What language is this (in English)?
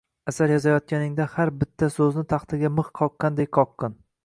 Uzbek